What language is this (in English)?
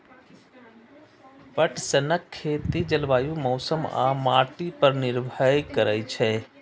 Maithili